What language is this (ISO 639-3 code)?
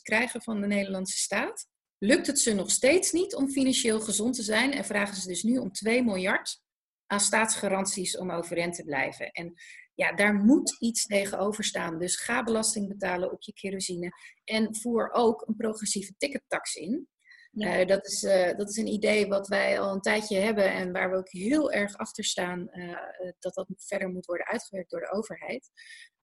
nld